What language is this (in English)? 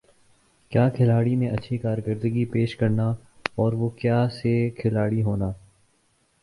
Urdu